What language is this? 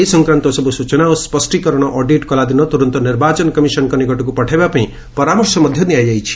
Odia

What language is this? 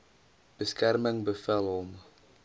Afrikaans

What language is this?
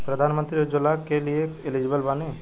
Bhojpuri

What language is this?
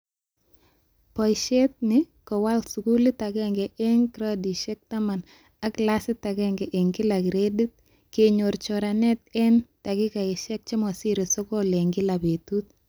Kalenjin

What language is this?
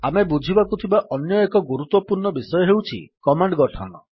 Odia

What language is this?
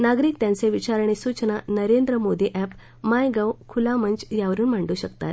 Marathi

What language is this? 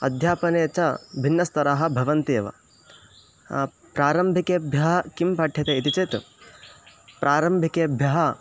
Sanskrit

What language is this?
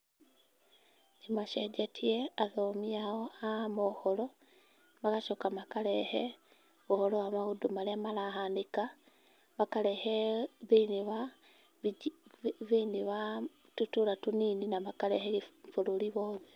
Kikuyu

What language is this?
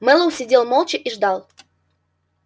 Russian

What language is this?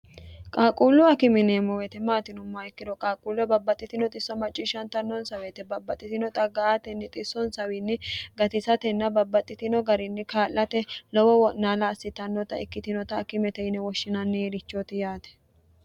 Sidamo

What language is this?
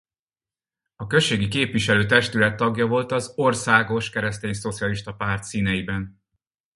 Hungarian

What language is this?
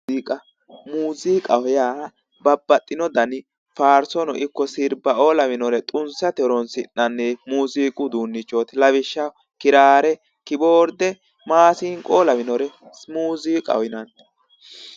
Sidamo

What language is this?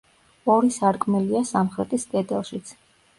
Georgian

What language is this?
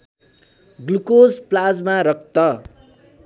Nepali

